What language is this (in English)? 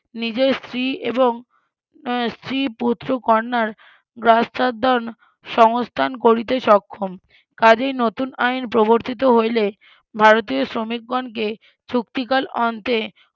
Bangla